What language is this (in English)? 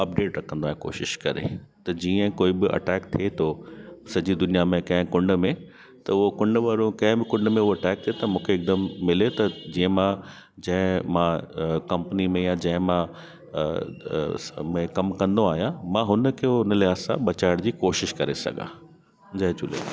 Sindhi